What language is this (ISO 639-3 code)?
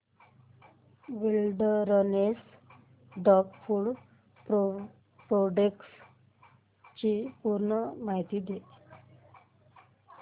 mar